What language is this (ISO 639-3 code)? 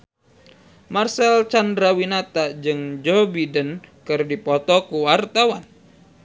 sun